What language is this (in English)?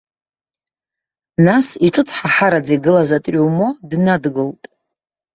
Abkhazian